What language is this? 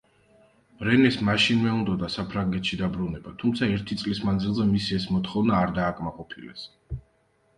Georgian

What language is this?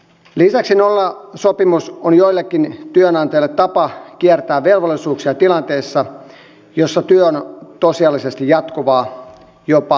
Finnish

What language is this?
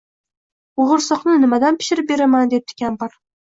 Uzbek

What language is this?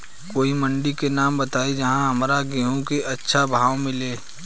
Bhojpuri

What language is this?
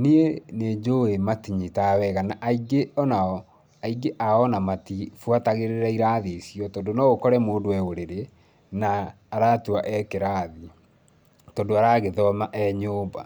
Kikuyu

